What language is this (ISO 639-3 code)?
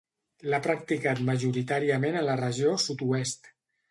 cat